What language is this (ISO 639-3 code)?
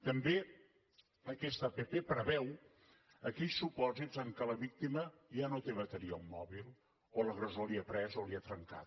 cat